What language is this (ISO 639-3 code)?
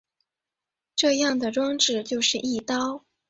zho